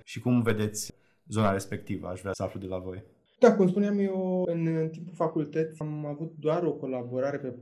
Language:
Romanian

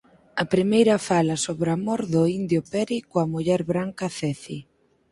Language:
Galician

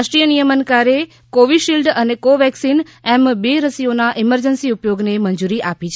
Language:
Gujarati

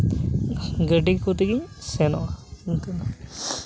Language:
Santali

